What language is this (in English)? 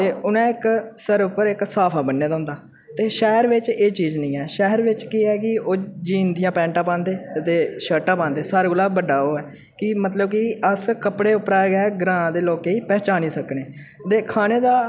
Dogri